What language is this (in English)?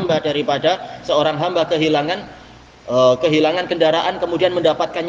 Indonesian